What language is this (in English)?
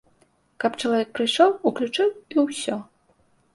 Belarusian